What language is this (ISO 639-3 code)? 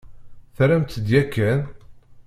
kab